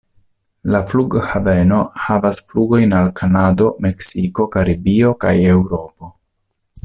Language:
Esperanto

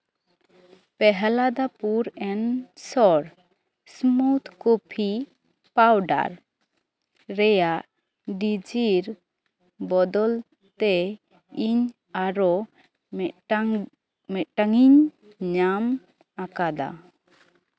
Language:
Santali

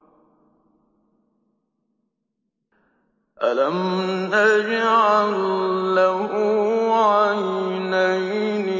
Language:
Arabic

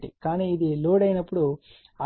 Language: Telugu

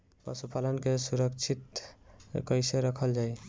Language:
Bhojpuri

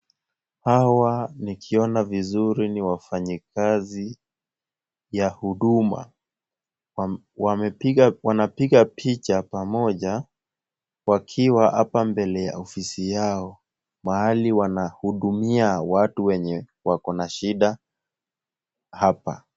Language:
Swahili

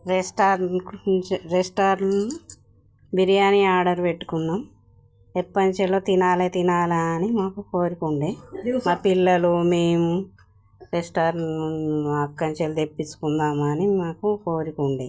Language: Telugu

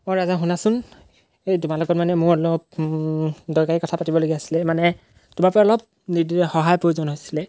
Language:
Assamese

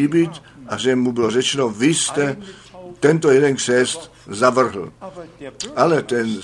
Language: Czech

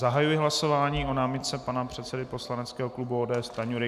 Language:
Czech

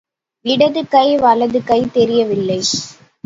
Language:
Tamil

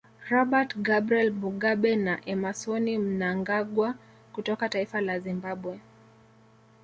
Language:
Swahili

